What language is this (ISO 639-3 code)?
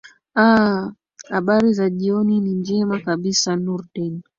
swa